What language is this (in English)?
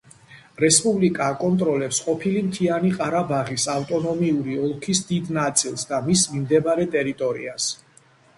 Georgian